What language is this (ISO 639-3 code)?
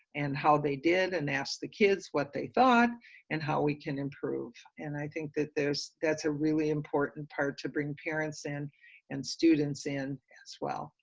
eng